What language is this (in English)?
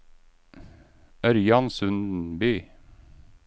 Norwegian